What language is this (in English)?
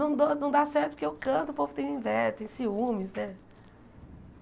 Portuguese